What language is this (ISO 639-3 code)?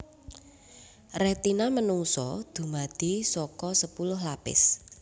jav